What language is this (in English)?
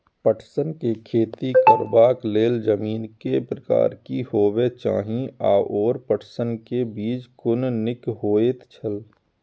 Maithili